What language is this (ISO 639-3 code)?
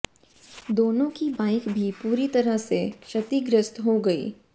hin